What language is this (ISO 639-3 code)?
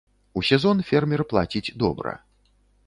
bel